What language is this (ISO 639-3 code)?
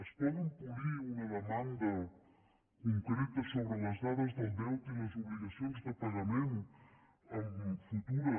cat